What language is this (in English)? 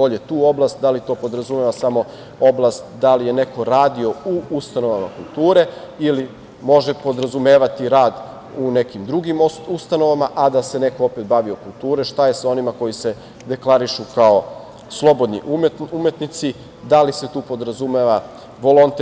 Serbian